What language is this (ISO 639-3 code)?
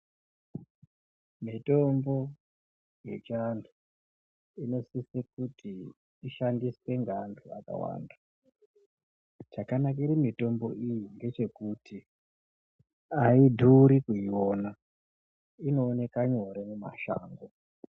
ndc